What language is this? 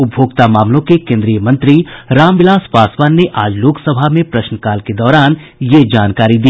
Hindi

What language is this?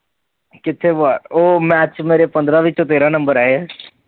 Punjabi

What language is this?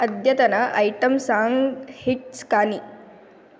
Sanskrit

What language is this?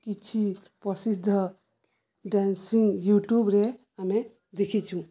Odia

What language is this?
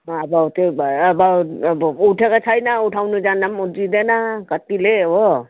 Nepali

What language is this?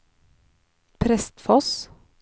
Norwegian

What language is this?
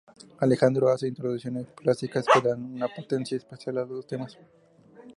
Spanish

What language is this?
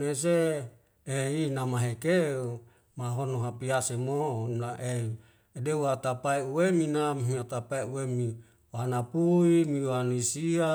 Wemale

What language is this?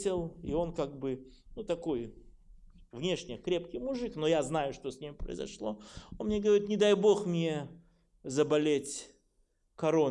Russian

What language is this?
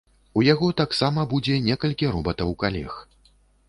Belarusian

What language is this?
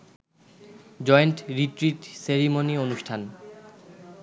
Bangla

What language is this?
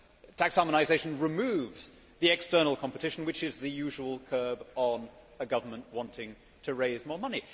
English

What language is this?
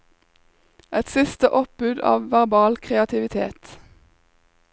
Norwegian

